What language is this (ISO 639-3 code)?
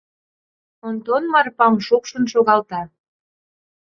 chm